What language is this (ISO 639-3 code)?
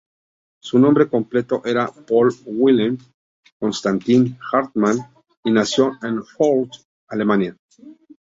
spa